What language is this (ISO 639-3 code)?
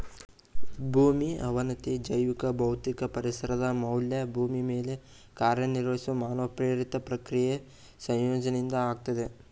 kan